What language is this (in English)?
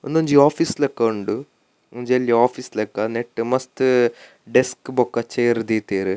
Tulu